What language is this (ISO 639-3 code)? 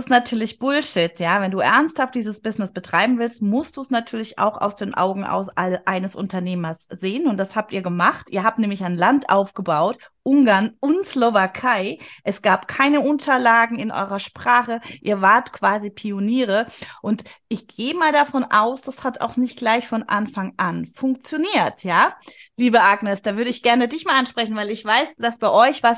deu